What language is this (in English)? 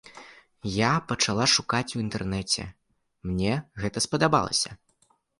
Belarusian